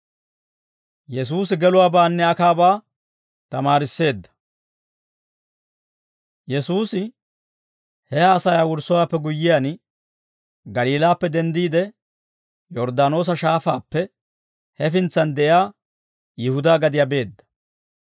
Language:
Dawro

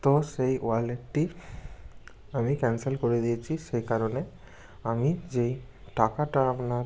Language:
Bangla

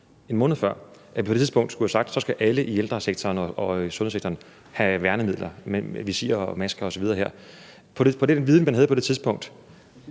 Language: Danish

